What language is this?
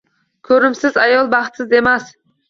Uzbek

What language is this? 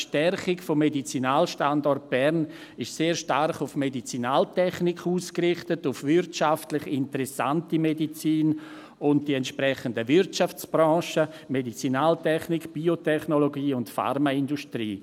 Swiss German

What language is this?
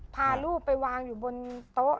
Thai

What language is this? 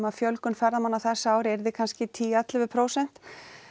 Icelandic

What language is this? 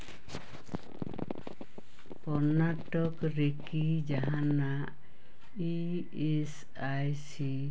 Santali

